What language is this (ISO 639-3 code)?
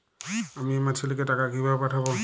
ben